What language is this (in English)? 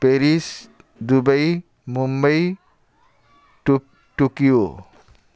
Odia